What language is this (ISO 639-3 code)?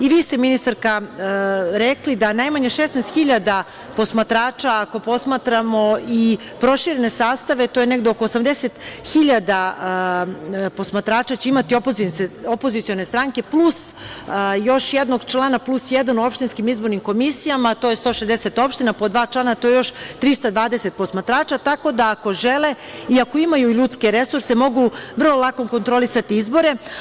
srp